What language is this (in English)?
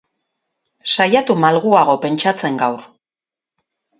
Basque